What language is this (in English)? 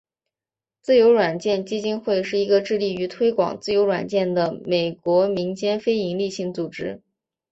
Chinese